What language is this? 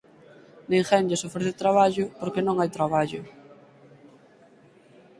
Galician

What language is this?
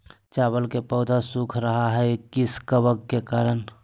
Magahi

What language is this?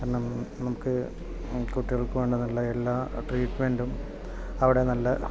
Malayalam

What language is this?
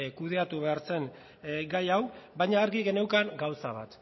Basque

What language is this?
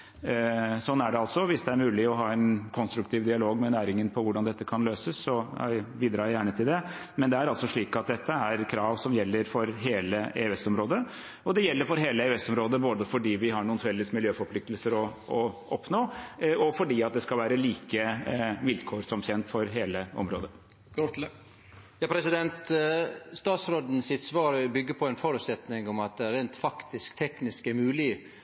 Norwegian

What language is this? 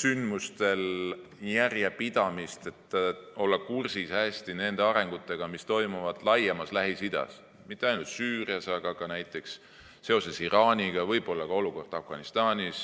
Estonian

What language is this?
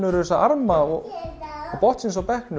Icelandic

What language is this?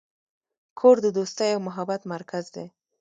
Pashto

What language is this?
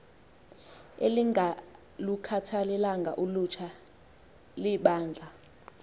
Xhosa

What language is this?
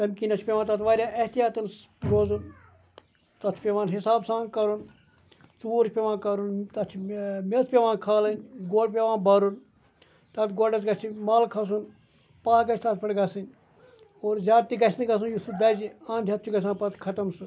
Kashmiri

